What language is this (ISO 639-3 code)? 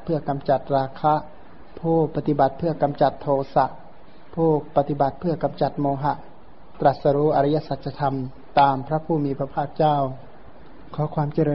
tha